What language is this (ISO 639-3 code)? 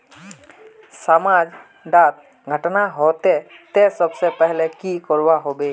mag